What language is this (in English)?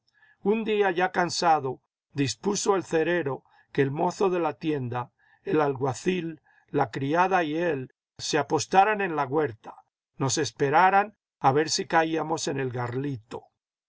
Spanish